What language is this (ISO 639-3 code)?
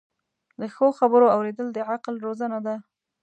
pus